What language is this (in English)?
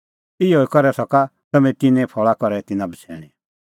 Kullu Pahari